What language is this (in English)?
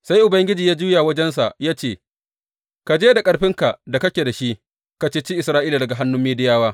Hausa